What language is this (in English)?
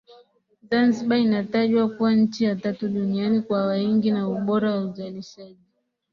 Swahili